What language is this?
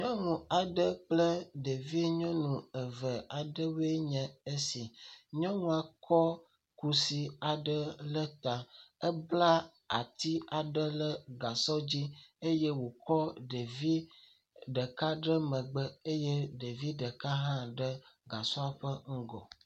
Ewe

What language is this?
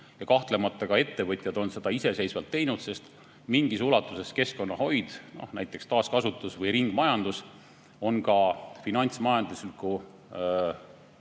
Estonian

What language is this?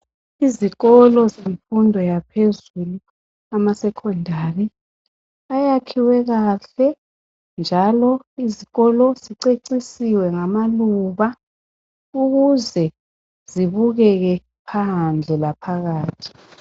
North Ndebele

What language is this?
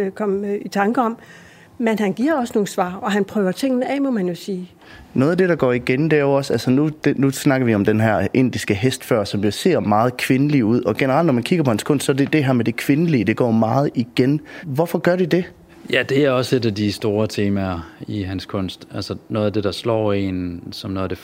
Danish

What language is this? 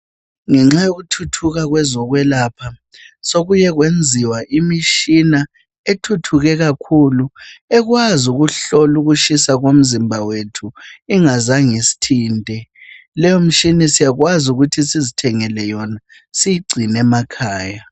North Ndebele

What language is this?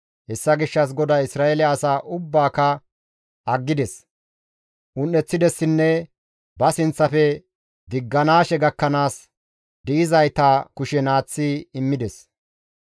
Gamo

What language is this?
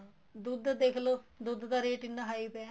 Punjabi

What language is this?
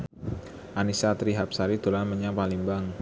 Javanese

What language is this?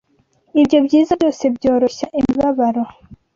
Kinyarwanda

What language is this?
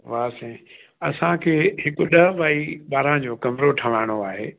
Sindhi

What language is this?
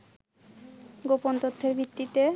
Bangla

